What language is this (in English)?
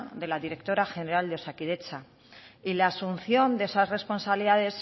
Spanish